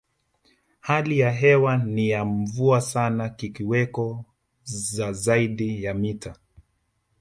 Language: Swahili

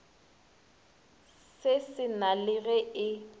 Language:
Northern Sotho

